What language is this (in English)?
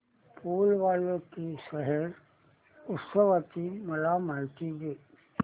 Marathi